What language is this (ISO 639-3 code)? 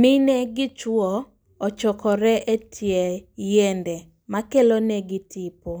luo